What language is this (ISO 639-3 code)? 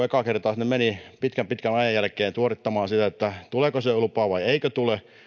fin